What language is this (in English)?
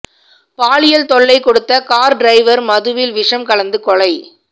Tamil